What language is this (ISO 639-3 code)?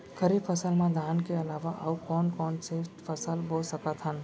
hne